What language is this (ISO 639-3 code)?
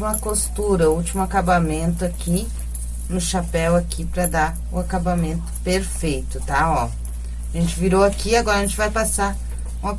por